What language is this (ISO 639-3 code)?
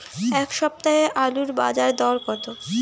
ben